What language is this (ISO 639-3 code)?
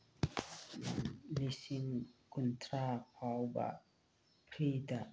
mni